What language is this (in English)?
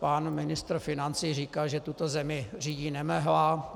Czech